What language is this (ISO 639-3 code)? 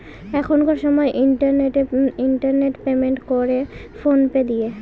ben